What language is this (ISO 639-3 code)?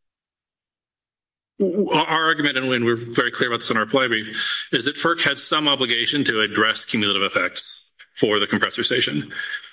eng